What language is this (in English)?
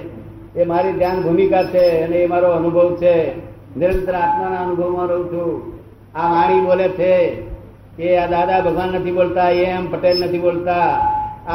Gujarati